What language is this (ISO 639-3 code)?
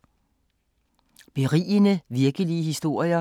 dan